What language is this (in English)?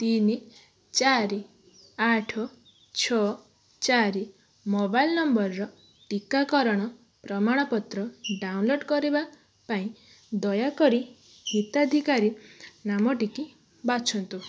Odia